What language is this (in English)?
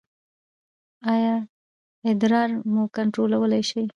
Pashto